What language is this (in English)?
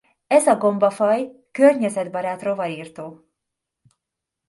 Hungarian